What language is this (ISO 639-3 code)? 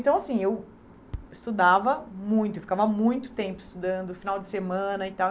por